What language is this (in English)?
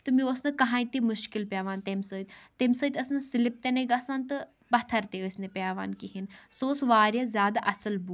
Kashmiri